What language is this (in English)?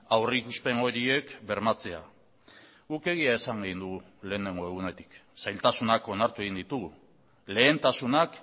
Basque